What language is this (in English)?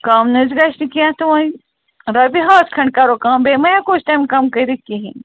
Kashmiri